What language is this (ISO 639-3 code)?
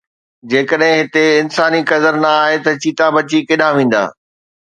snd